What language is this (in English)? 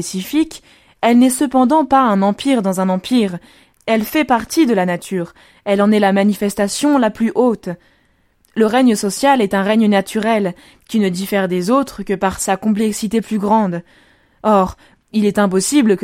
French